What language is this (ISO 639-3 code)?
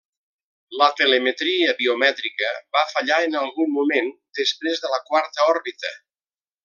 cat